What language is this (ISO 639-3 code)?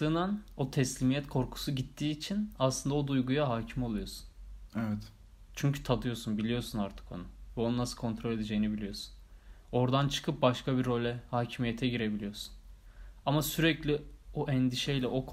tur